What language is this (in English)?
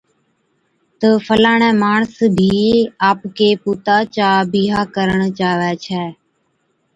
Od